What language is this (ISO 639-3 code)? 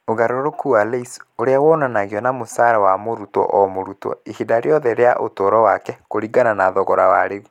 kik